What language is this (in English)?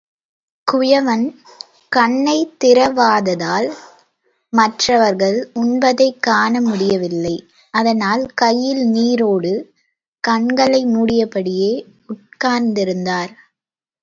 Tamil